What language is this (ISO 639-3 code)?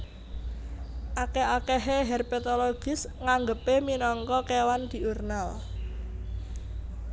jav